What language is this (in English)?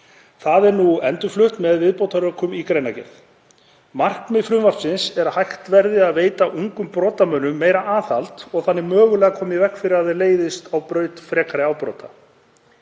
Icelandic